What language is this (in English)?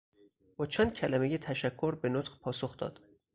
Persian